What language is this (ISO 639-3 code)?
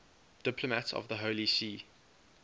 eng